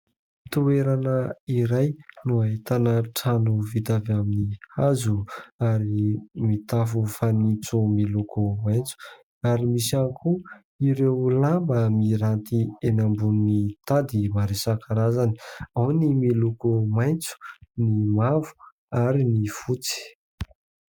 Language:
Malagasy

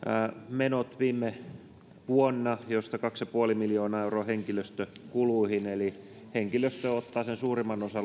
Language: Finnish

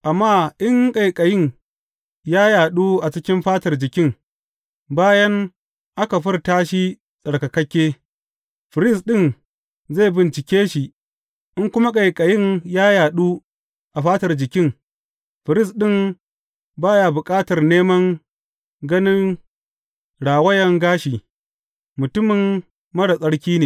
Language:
Hausa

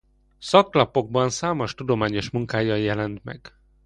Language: Hungarian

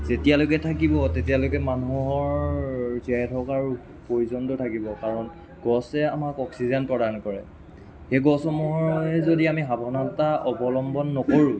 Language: Assamese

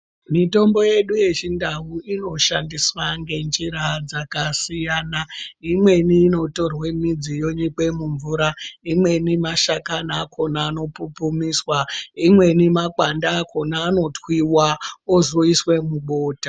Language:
Ndau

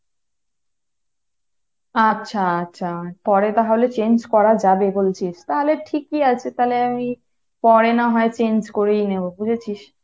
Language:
Bangla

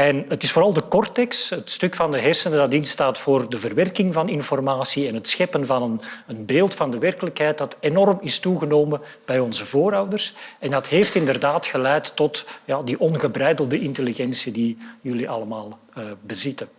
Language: Dutch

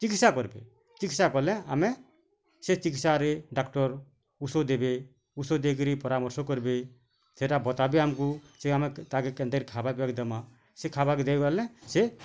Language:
Odia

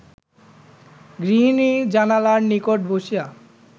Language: Bangla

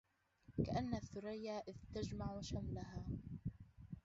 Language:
Arabic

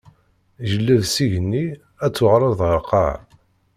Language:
Kabyle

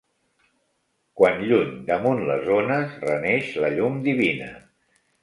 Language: Catalan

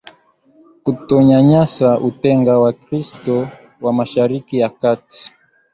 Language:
Swahili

